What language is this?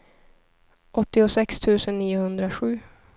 Swedish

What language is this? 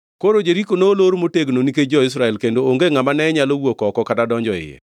Luo (Kenya and Tanzania)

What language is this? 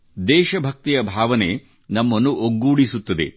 Kannada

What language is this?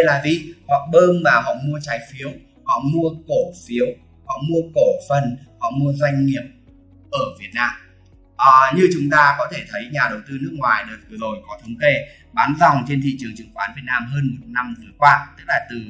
Vietnamese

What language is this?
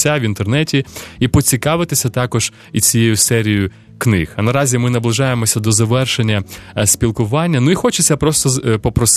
Ukrainian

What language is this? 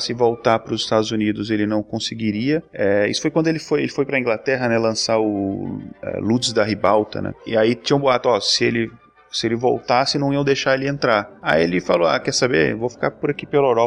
Portuguese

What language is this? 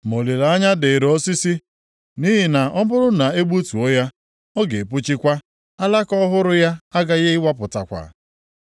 Igbo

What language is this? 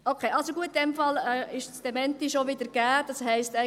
Swiss German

